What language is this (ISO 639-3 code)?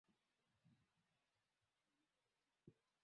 swa